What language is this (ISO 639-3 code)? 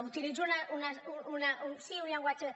cat